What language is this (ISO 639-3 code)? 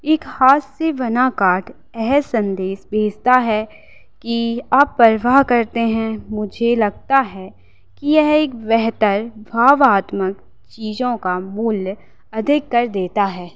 hin